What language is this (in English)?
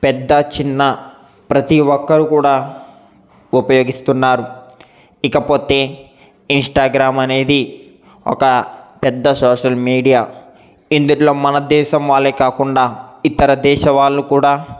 Telugu